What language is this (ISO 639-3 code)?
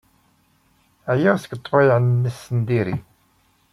kab